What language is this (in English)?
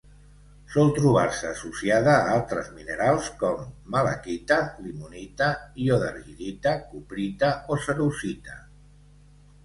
Catalan